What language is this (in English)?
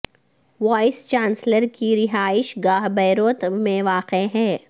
Urdu